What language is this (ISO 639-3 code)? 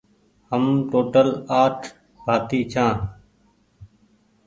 gig